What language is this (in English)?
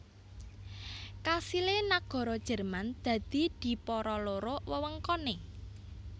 Javanese